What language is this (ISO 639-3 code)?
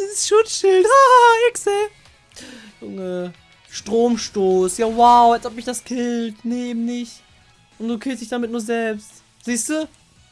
deu